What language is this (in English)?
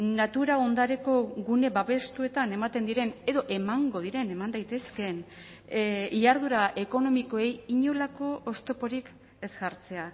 Basque